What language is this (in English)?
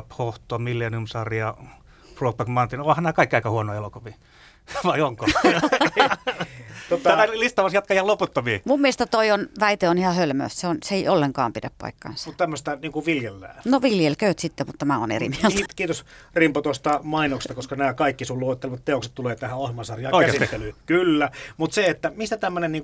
Finnish